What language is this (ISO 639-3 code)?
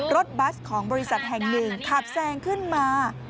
tha